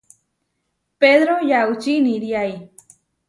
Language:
Huarijio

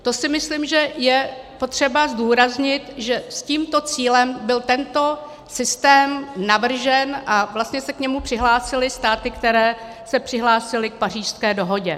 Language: Czech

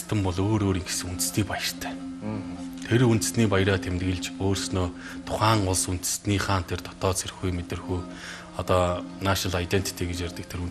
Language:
Romanian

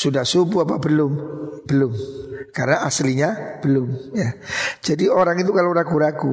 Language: Indonesian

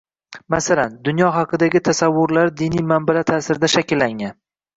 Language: Uzbek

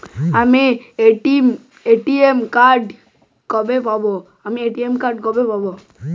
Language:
Bangla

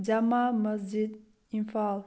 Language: Manipuri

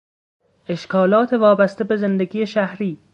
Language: Persian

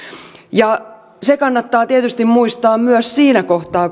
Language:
Finnish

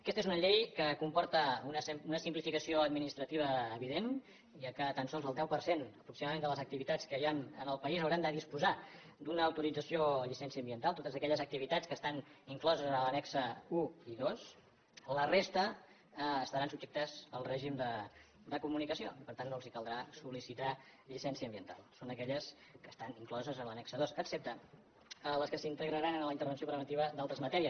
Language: Catalan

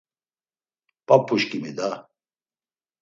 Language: Laz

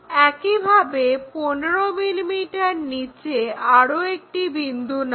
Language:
Bangla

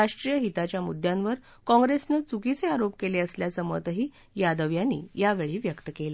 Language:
Marathi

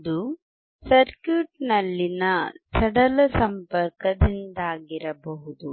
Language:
Kannada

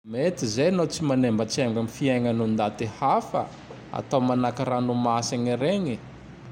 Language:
Tandroy-Mahafaly Malagasy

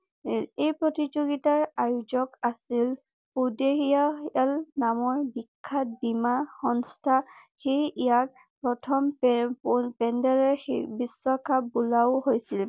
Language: Assamese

